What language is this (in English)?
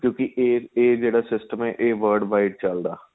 Punjabi